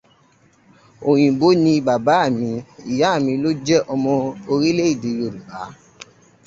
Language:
Yoruba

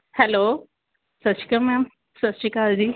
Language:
Punjabi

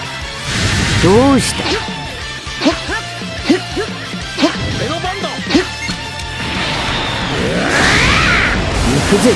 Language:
Japanese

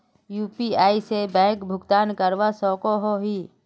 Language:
Magahi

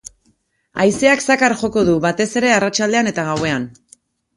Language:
Basque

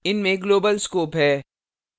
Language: Hindi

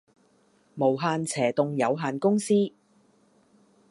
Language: Cantonese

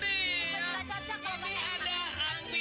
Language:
Indonesian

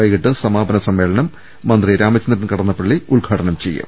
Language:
Malayalam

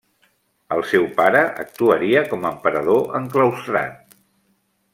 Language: Catalan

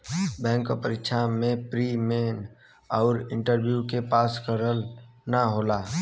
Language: Bhojpuri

